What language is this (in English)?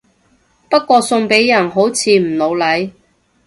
Cantonese